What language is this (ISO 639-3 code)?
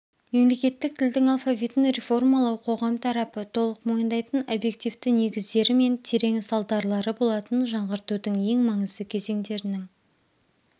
kaz